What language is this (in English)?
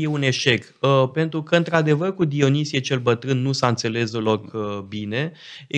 Romanian